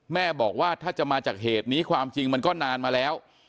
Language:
Thai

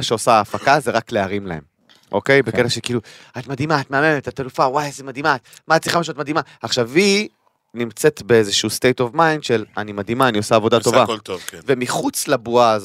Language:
Hebrew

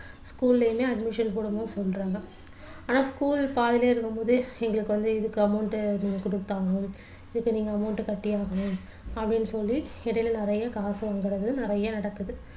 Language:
Tamil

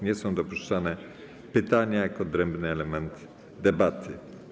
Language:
Polish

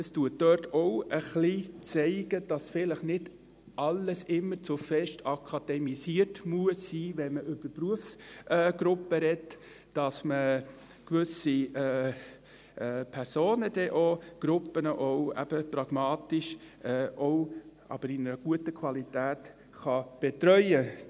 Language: Swiss German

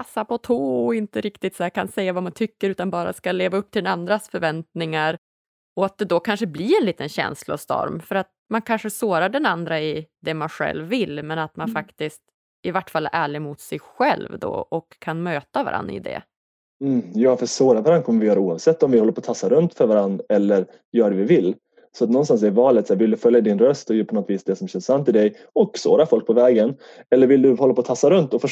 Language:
Swedish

